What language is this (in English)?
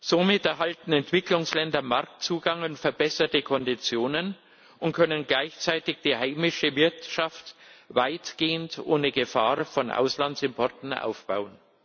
German